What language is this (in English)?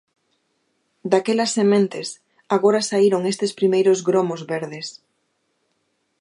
Galician